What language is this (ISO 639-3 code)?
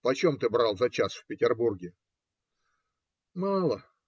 rus